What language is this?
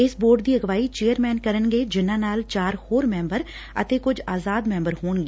Punjabi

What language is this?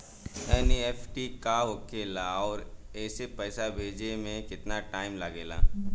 Bhojpuri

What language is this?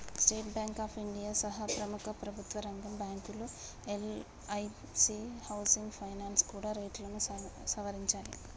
Telugu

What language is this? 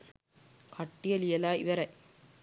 Sinhala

